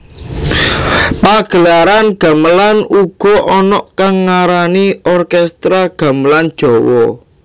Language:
Javanese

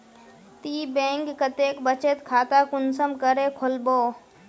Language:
Magahi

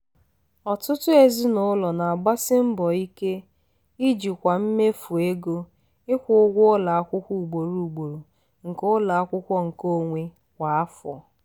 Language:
Igbo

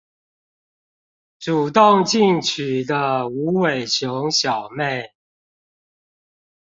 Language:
Chinese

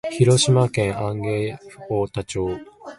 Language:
Japanese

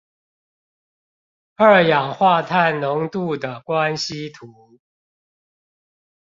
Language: Chinese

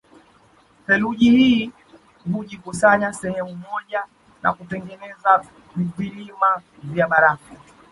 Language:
Swahili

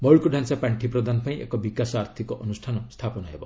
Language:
Odia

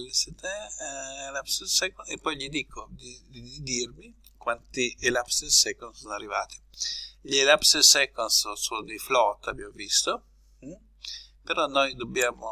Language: Italian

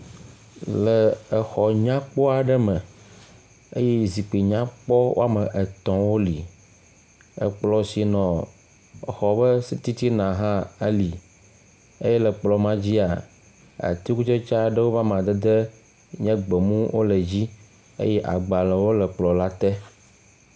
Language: Ewe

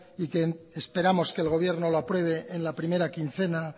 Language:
Spanish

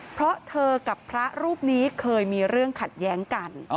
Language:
Thai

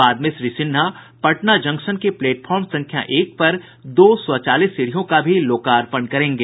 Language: Hindi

